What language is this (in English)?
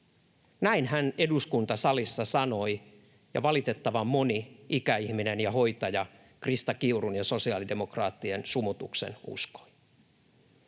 Finnish